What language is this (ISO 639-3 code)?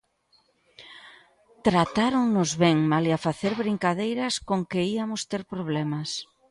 glg